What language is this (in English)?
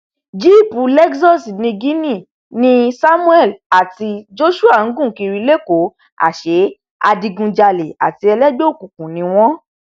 Yoruba